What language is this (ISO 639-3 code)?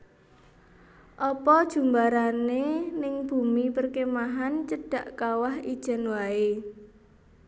jav